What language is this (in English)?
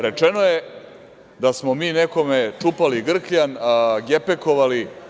Serbian